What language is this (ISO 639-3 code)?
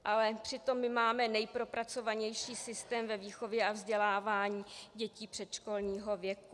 ces